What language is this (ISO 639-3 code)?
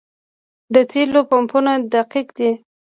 pus